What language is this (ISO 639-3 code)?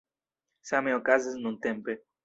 epo